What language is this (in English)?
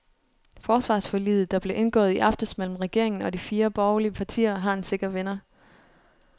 Danish